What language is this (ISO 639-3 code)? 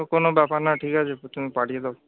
ben